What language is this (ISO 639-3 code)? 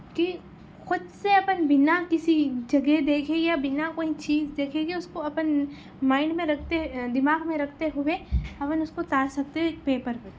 urd